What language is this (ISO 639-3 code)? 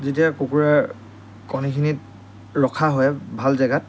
asm